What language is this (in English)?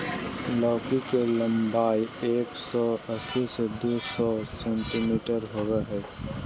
Magahi